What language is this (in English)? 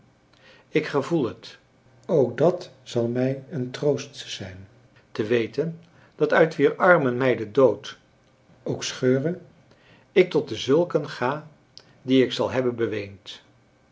Dutch